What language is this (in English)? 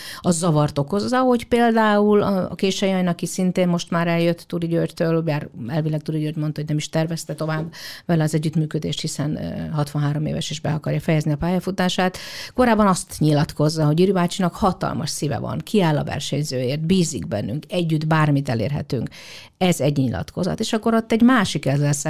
Hungarian